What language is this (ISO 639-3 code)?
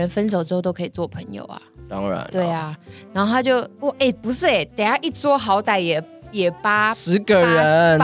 zho